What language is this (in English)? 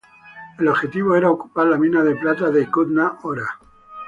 Spanish